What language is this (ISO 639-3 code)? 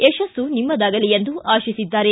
kan